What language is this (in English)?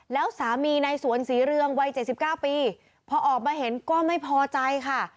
Thai